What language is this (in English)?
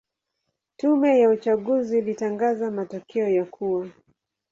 Swahili